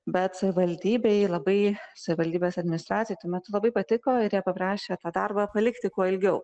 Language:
Lithuanian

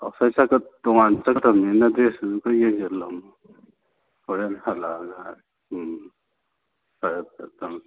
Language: Manipuri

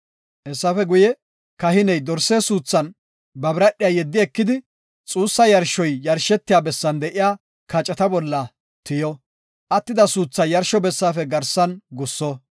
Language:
Gofa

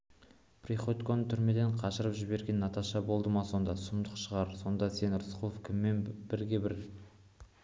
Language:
Kazakh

